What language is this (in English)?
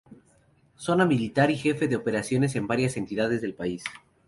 Spanish